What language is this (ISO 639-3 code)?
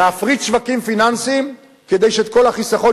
heb